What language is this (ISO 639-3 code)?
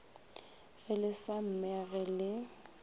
nso